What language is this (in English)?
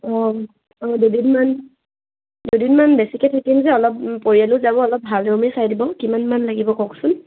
Assamese